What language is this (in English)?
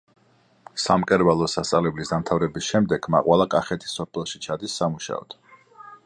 Georgian